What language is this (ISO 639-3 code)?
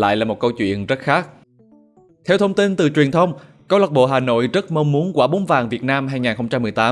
vie